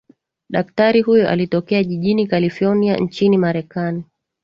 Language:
Swahili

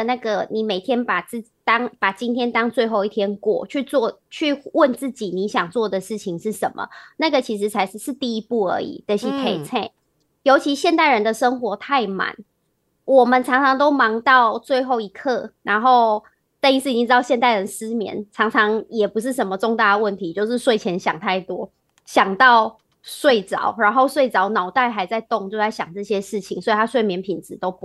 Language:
Chinese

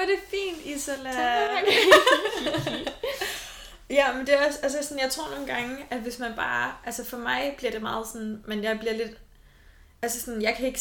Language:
Danish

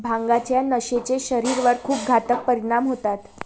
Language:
Marathi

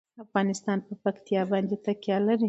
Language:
Pashto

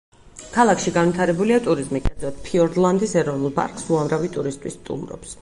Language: Georgian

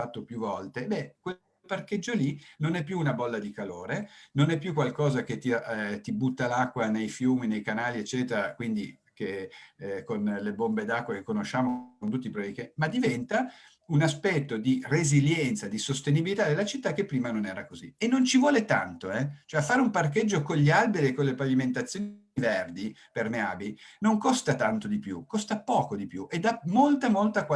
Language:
Italian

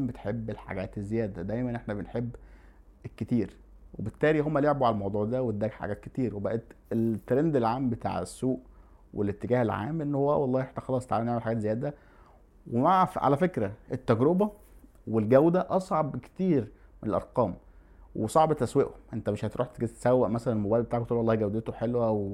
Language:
Arabic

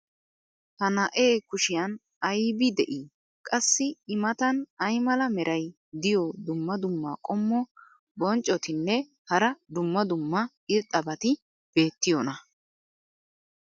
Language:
Wolaytta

